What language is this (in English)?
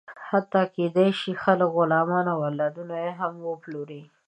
Pashto